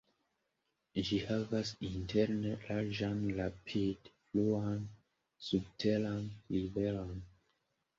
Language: Esperanto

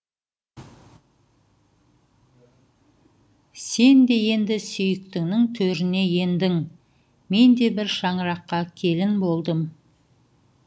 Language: Kazakh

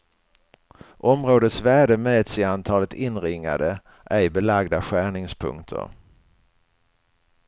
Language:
Swedish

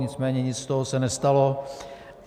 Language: Czech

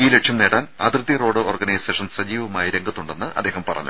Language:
Malayalam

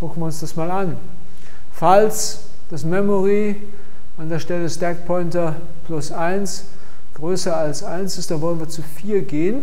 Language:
German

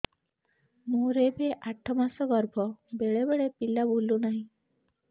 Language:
Odia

